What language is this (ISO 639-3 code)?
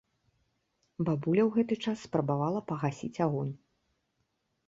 bel